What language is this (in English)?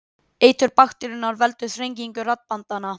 Icelandic